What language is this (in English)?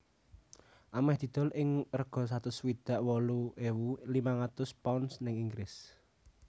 Javanese